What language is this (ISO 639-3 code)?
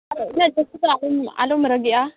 sat